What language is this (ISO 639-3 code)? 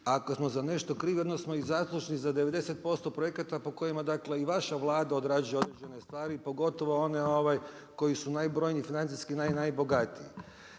hrv